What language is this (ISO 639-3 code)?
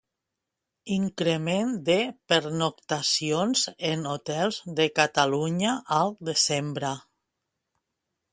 cat